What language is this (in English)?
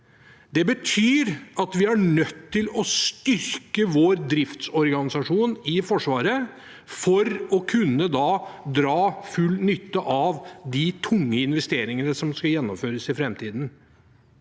Norwegian